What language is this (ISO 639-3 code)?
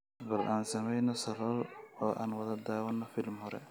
som